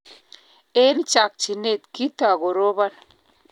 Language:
Kalenjin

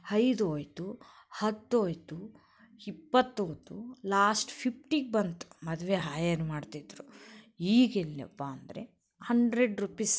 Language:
Kannada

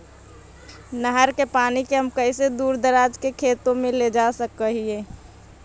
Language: Magahi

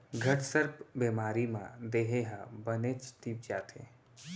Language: Chhattisgarhi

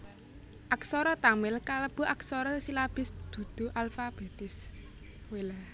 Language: Javanese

